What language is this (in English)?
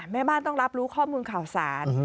Thai